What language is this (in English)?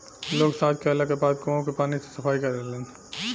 Bhojpuri